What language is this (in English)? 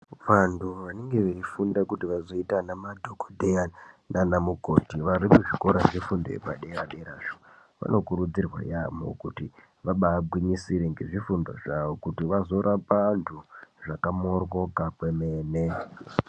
Ndau